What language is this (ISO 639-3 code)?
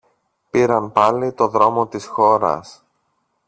ell